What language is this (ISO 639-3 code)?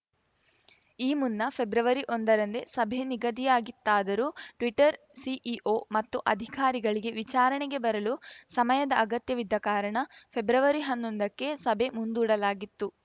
kan